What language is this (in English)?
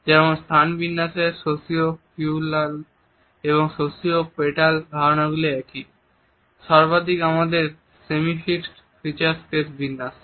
Bangla